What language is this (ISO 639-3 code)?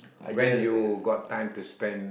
eng